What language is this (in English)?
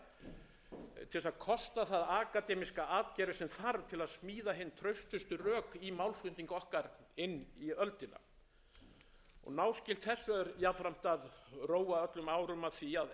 Icelandic